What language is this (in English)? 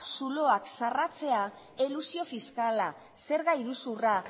Basque